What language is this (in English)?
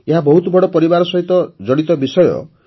Odia